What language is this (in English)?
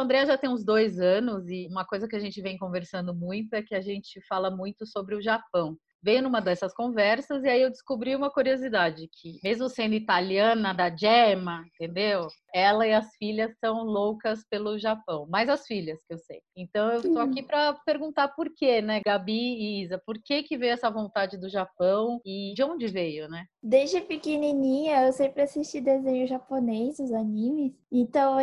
Portuguese